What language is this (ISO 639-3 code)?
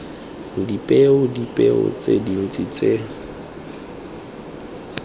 tsn